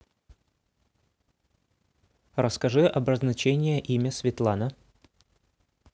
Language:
Russian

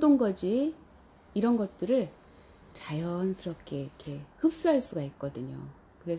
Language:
Korean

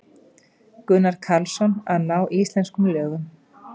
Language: Icelandic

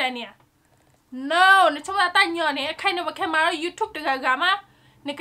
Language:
Thai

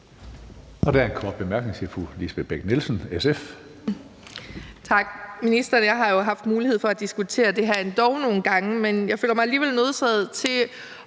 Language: Danish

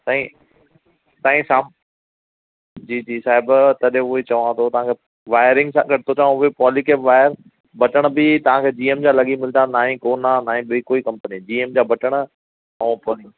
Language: Sindhi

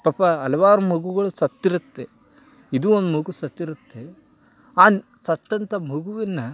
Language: Kannada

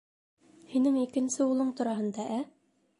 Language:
Bashkir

